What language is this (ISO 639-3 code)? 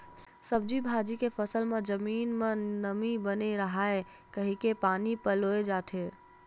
hne